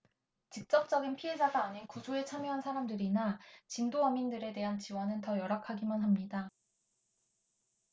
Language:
Korean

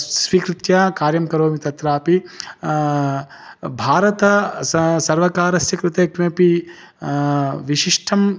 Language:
Sanskrit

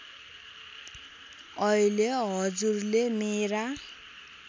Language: Nepali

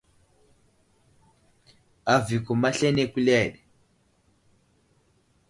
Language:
Wuzlam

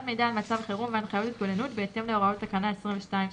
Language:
Hebrew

